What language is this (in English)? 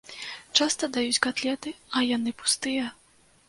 Belarusian